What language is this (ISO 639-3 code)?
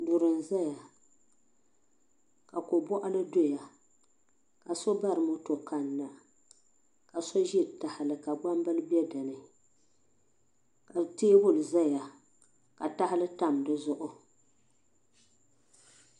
dag